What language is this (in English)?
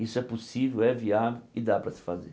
Portuguese